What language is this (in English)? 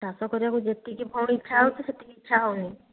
Odia